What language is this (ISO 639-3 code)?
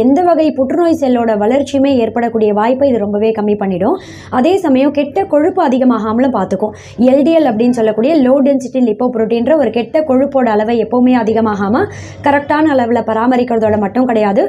tam